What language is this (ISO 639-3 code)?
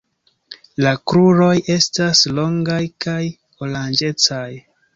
epo